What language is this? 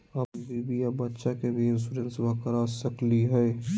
Magahi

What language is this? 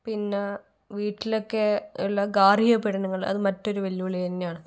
Malayalam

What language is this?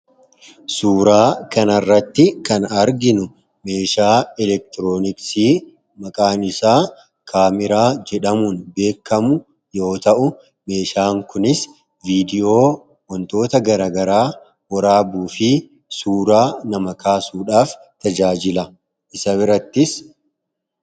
Oromo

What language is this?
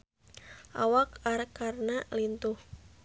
Sundanese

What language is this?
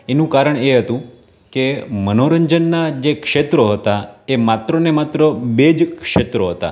Gujarati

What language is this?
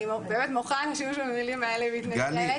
Hebrew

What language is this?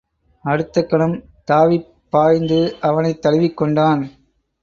Tamil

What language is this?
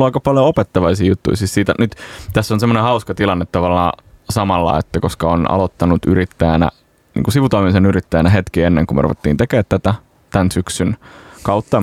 Finnish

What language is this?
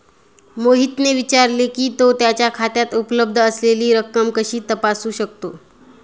Marathi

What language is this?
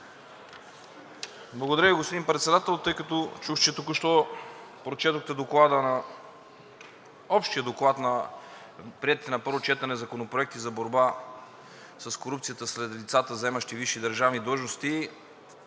Bulgarian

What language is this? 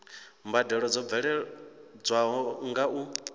Venda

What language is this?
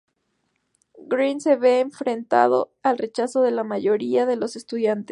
Spanish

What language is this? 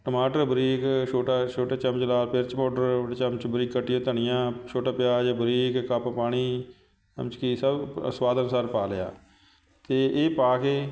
Punjabi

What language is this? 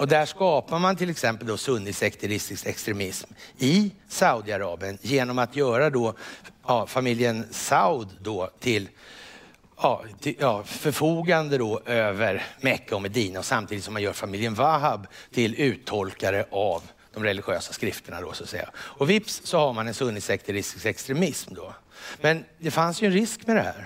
Swedish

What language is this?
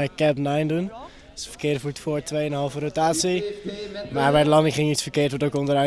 Dutch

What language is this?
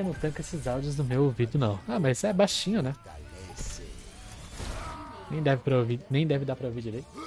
Portuguese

